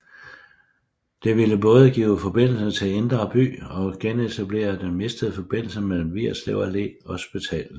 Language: Danish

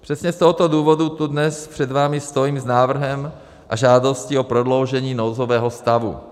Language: Czech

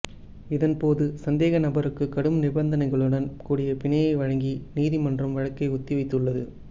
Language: Tamil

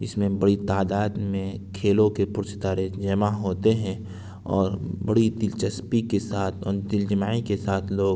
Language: Urdu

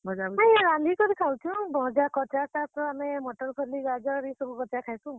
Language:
Odia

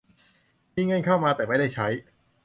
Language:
Thai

